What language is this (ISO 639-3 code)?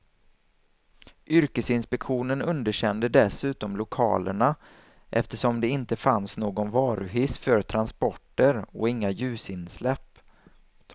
swe